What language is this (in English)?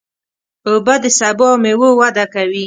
Pashto